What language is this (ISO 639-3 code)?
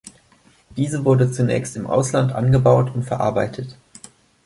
deu